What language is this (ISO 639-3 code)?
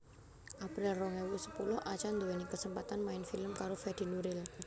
jav